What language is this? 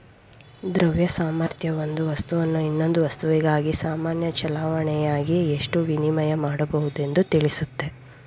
Kannada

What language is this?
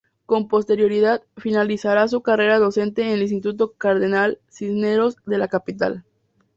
Spanish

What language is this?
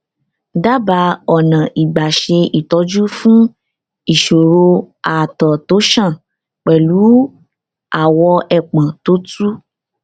Yoruba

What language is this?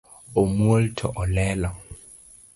Luo (Kenya and Tanzania)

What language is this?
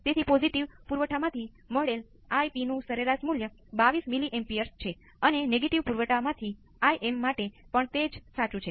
Gujarati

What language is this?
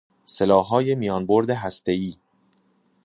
Persian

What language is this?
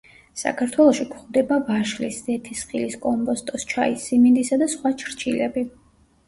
Georgian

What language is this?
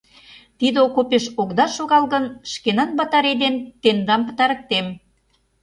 Mari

